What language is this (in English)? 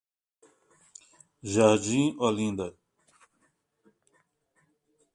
Portuguese